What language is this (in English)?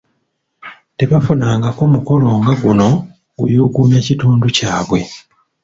Ganda